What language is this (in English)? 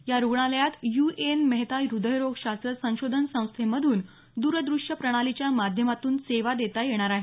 Marathi